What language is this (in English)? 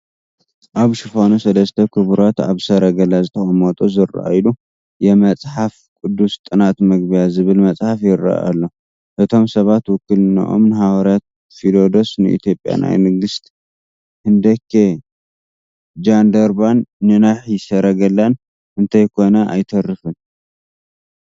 Tigrinya